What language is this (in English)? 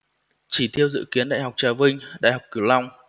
Vietnamese